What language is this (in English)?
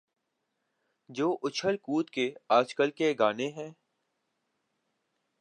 Urdu